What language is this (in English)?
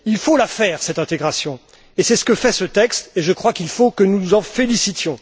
French